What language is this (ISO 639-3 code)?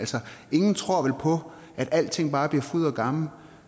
dan